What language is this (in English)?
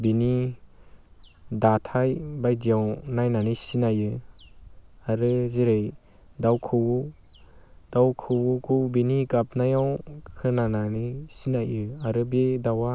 Bodo